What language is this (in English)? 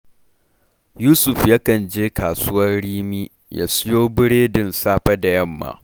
Hausa